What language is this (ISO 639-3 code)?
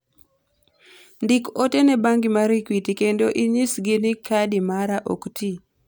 luo